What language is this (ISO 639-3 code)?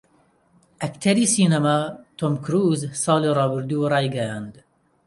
ckb